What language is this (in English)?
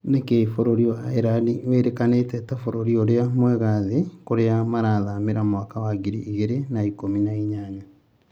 Kikuyu